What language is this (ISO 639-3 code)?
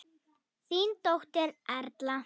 isl